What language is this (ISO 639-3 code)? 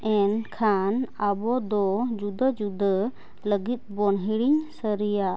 sat